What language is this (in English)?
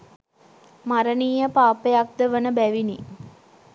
Sinhala